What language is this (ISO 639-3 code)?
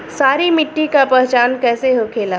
bho